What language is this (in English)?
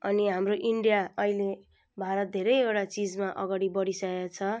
Nepali